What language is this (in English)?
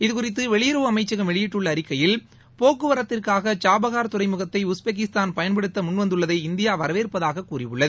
Tamil